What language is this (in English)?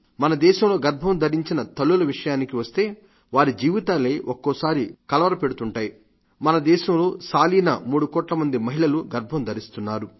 Telugu